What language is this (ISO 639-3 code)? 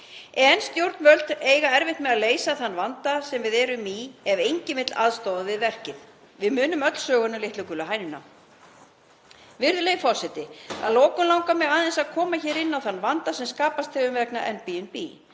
isl